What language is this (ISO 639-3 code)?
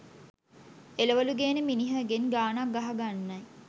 sin